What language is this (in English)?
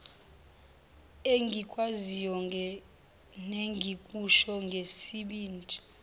Zulu